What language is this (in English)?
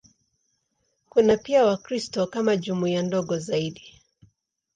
Swahili